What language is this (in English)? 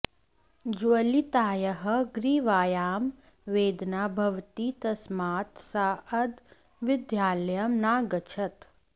Sanskrit